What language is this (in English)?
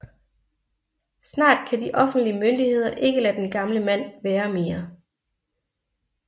Danish